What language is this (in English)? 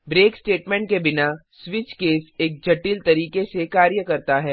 Hindi